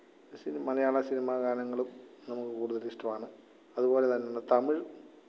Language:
Malayalam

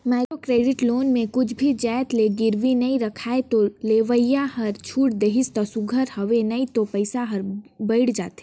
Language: Chhattisgarhi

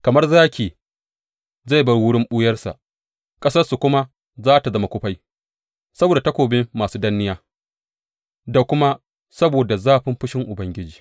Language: Hausa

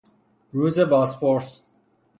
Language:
Persian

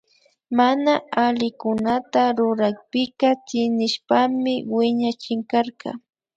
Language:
Imbabura Highland Quichua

